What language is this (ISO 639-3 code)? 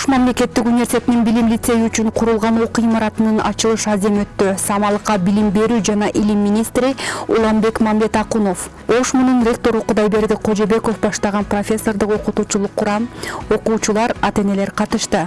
tur